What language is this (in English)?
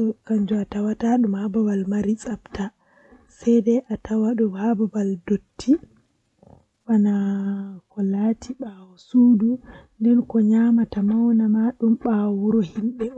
Western Niger Fulfulde